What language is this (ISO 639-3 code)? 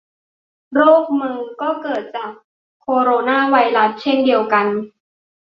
tha